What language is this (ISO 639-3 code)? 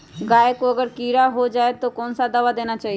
mag